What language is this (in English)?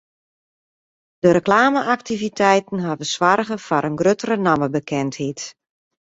Western Frisian